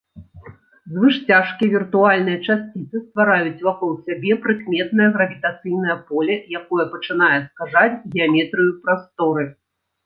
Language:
Belarusian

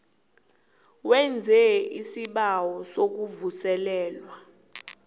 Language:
South Ndebele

